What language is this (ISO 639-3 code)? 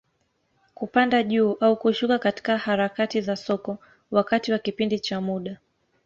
swa